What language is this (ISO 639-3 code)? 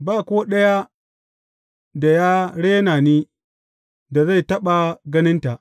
hau